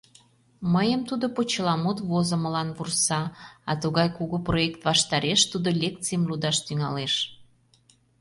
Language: Mari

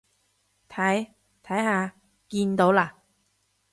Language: Cantonese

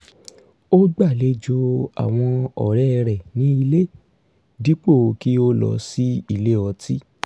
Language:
Yoruba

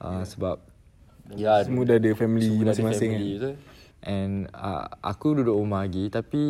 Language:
Malay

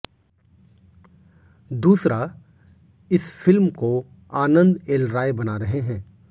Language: Hindi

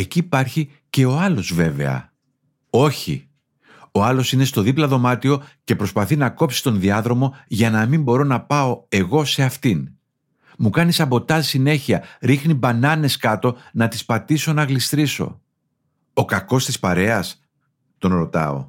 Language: Greek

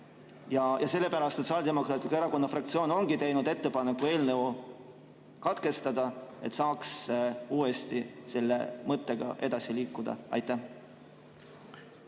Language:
Estonian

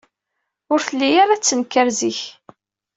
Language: Kabyle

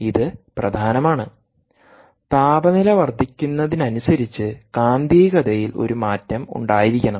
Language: Malayalam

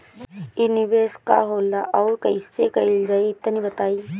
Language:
Bhojpuri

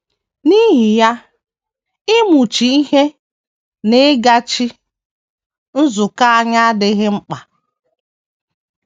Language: Igbo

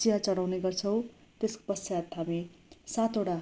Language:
Nepali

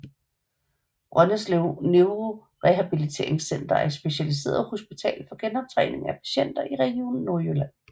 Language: Danish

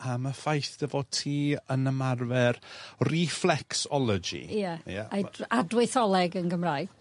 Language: Welsh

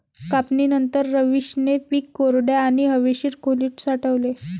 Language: Marathi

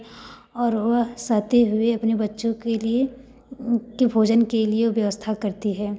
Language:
Hindi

